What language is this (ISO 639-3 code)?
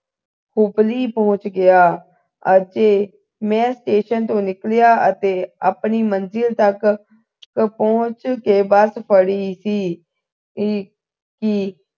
pan